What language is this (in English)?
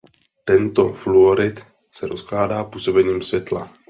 Czech